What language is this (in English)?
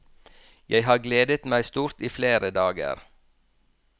Norwegian